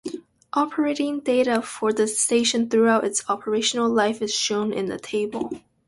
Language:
English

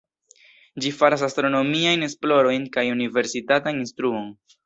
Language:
Esperanto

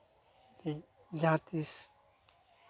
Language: Santali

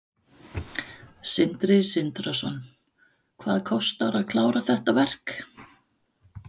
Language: Icelandic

